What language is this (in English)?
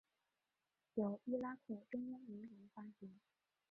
Chinese